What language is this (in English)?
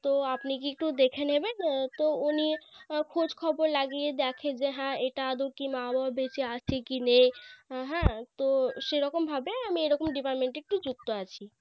Bangla